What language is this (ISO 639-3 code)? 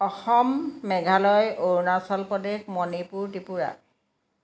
asm